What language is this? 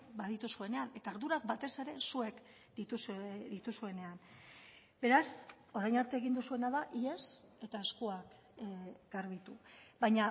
Basque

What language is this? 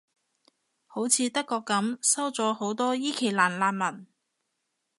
Cantonese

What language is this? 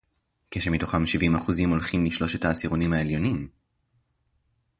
Hebrew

